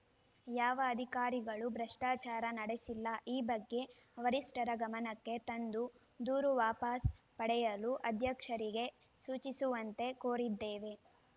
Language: Kannada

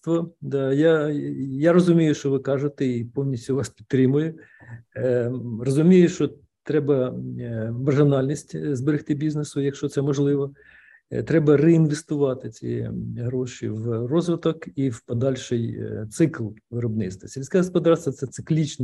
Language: Ukrainian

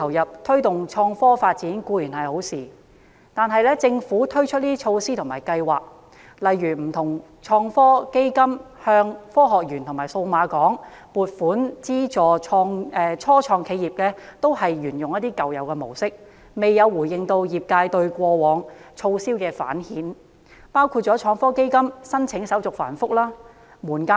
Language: Cantonese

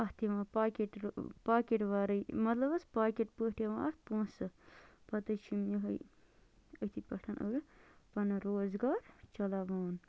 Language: Kashmiri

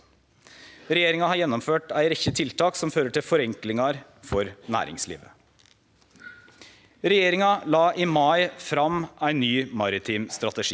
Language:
Norwegian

